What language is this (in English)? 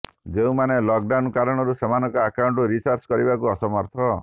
Odia